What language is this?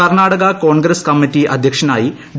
Malayalam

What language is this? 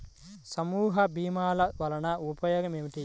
Telugu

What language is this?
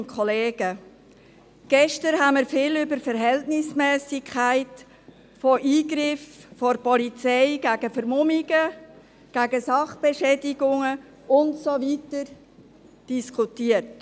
Swiss German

